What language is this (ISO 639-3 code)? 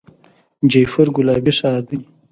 pus